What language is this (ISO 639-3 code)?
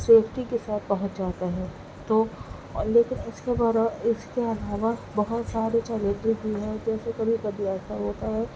urd